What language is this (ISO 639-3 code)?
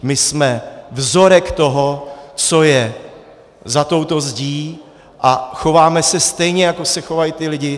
ces